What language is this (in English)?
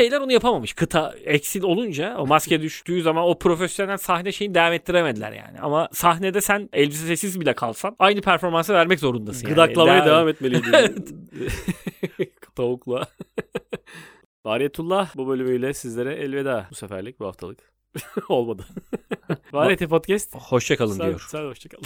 Turkish